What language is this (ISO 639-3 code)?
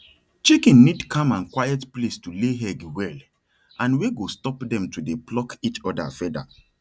pcm